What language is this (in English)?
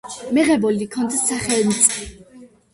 Georgian